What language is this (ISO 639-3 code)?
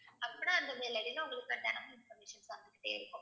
tam